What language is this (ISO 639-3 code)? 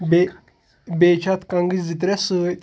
kas